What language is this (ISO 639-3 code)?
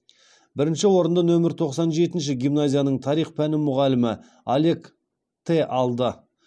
kaz